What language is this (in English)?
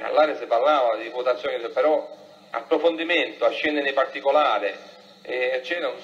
Italian